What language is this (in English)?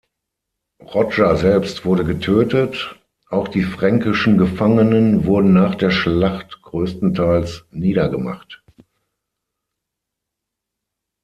German